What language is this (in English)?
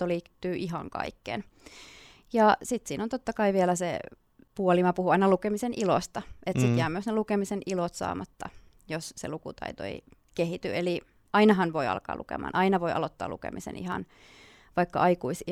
Finnish